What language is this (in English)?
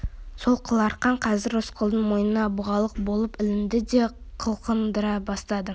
Kazakh